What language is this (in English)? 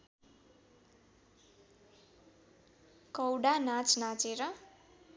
Nepali